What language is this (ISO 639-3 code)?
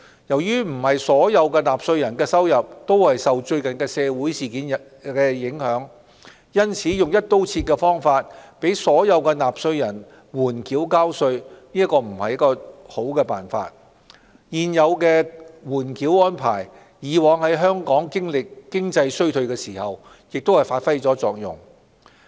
yue